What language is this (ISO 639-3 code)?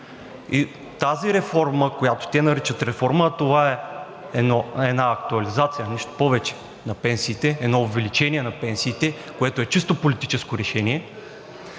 bul